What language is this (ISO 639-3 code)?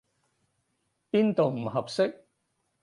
yue